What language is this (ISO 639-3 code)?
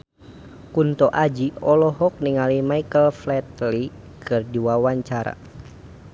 sun